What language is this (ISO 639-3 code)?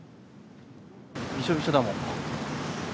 jpn